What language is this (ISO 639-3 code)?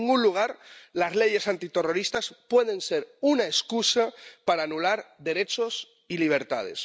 spa